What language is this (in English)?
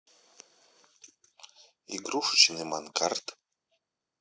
Russian